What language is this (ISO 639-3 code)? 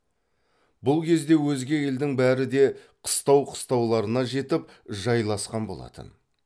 kaz